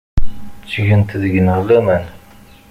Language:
Kabyle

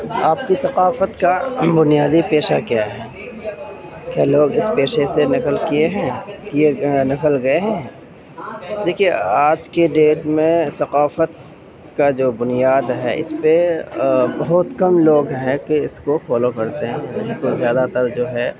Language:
Urdu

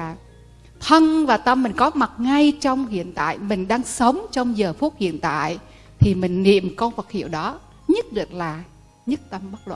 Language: Vietnamese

